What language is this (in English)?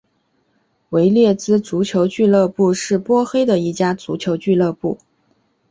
Chinese